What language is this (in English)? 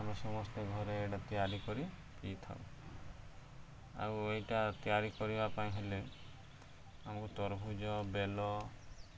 Odia